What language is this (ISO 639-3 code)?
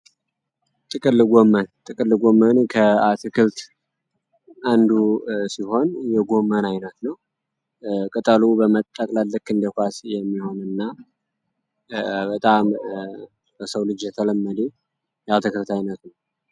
amh